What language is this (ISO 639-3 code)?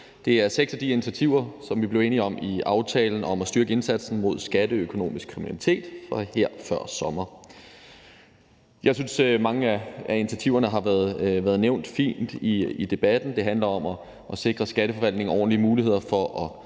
dan